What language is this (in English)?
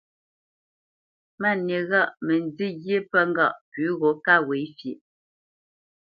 Bamenyam